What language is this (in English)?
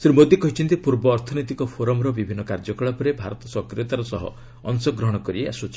Odia